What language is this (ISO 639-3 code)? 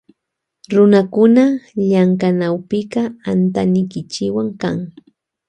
qvj